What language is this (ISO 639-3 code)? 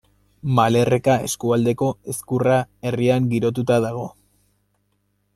eus